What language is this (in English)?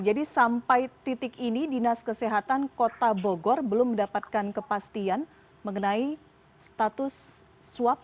Indonesian